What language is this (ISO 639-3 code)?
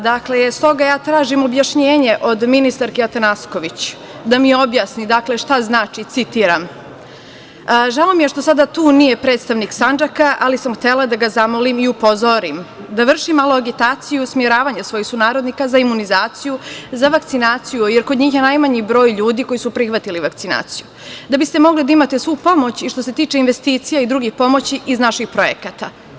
srp